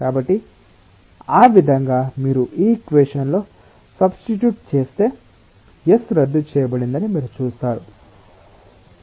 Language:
Telugu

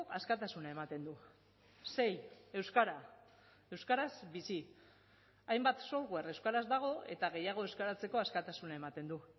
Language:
Basque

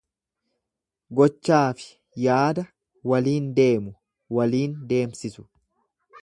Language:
Oromo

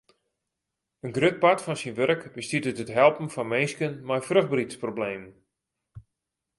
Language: Western Frisian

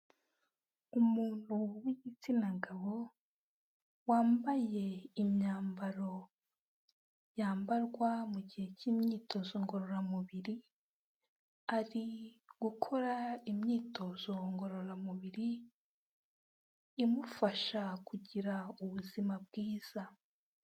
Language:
Kinyarwanda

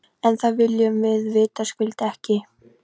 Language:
Icelandic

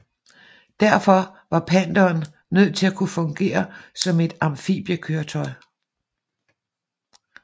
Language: Danish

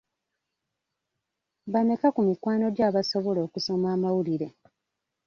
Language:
Ganda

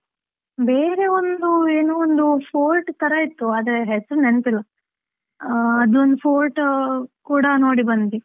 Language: Kannada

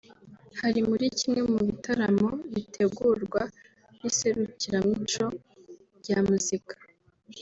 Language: Kinyarwanda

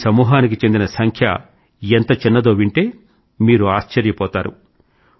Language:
Telugu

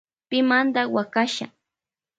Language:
Loja Highland Quichua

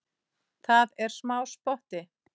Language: Icelandic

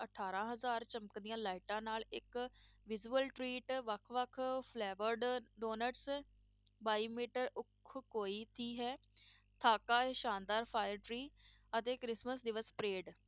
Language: Punjabi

